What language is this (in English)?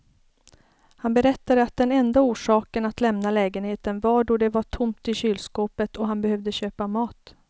Swedish